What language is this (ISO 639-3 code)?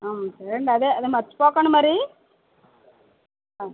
tel